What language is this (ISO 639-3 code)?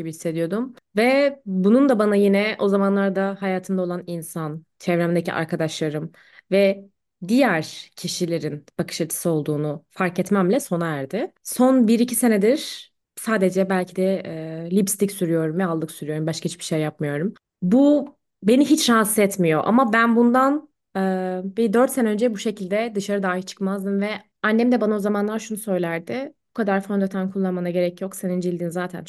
tur